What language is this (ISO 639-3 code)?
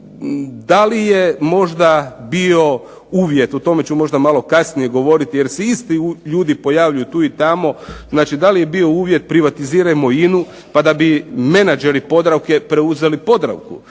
hrv